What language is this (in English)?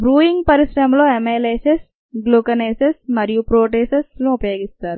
Telugu